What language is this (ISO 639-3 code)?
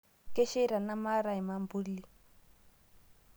mas